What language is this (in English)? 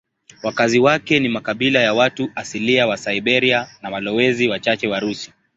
Swahili